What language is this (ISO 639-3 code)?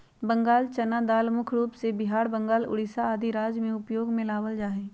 mag